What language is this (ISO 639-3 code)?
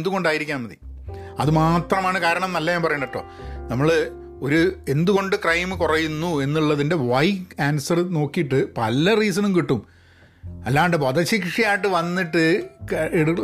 mal